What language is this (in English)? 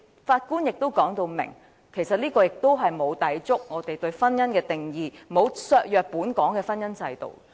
Cantonese